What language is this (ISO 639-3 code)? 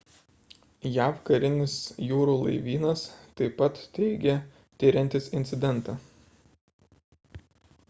lit